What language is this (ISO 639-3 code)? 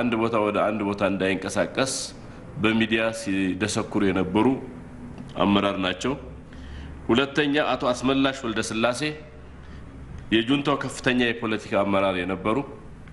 tur